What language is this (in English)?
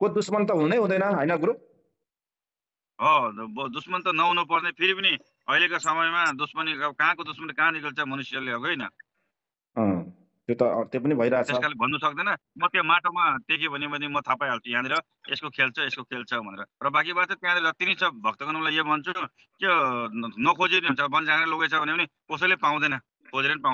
Indonesian